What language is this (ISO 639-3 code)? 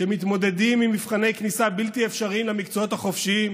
heb